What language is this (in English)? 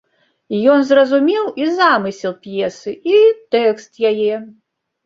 Belarusian